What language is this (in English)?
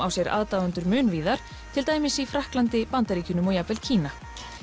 Icelandic